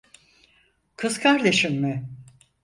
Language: Turkish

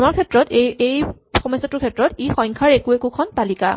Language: Assamese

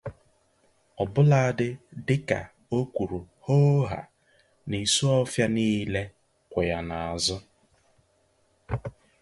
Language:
Igbo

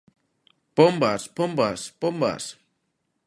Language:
Galician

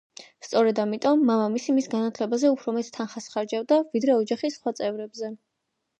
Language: Georgian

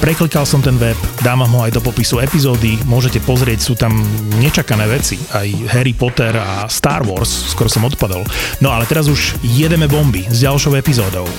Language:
Slovak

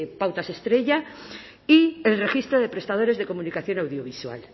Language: Spanish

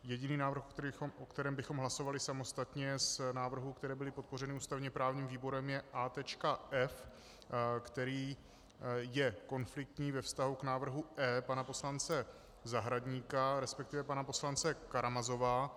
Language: Czech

